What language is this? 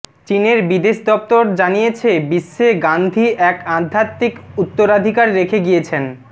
Bangla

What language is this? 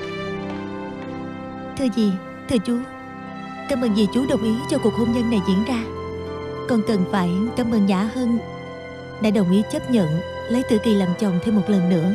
Vietnamese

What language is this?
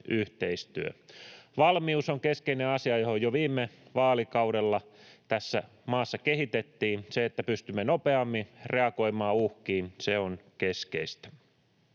Finnish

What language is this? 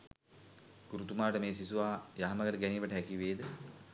Sinhala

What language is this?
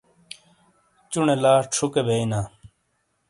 Shina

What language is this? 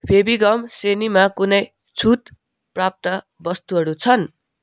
Nepali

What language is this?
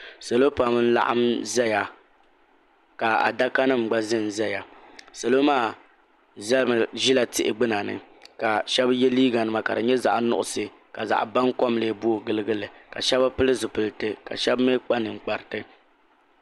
Dagbani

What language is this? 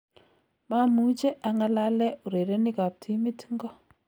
Kalenjin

